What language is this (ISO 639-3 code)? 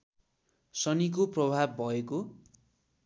nep